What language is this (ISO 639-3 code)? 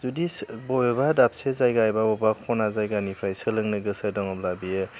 brx